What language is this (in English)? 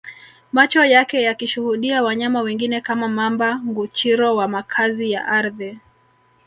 Swahili